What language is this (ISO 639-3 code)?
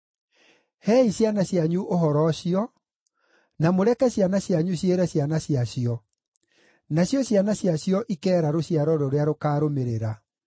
kik